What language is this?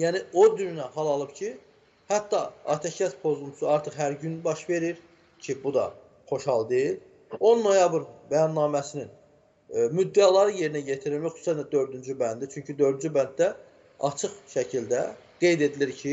Turkish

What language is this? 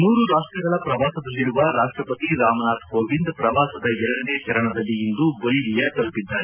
Kannada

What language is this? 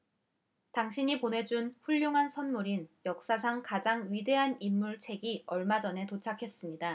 Korean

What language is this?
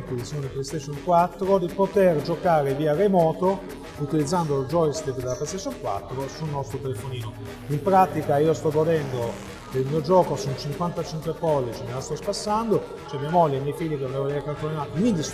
Italian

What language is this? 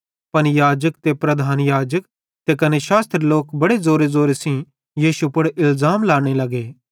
Bhadrawahi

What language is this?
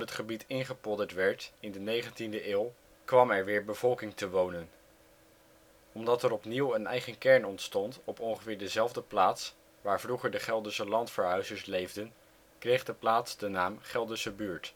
Dutch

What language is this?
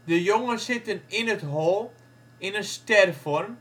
Dutch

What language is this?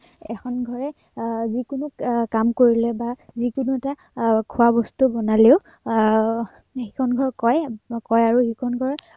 Assamese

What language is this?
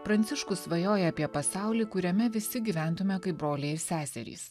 Lithuanian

